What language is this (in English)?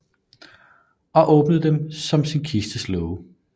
Danish